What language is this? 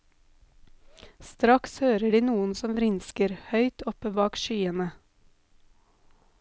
Norwegian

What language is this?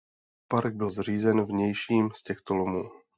Czech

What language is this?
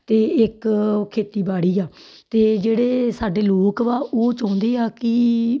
Punjabi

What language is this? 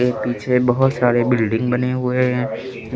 Hindi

